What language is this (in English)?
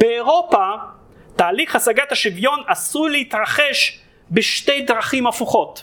Hebrew